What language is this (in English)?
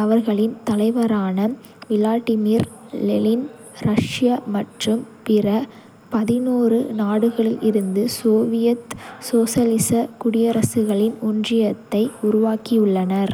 Kota (India)